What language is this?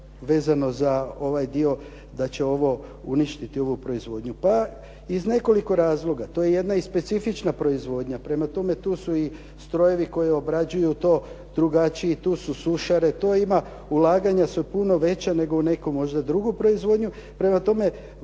Croatian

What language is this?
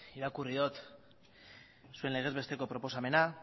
Basque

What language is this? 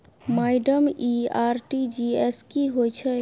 Maithili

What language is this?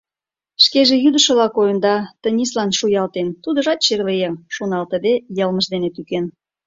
Mari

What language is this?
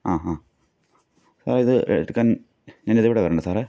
Malayalam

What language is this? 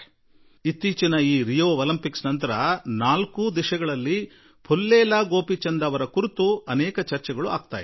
Kannada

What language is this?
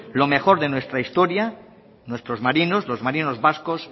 Spanish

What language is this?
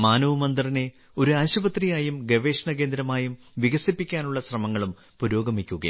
Malayalam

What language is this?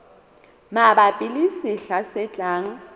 Southern Sotho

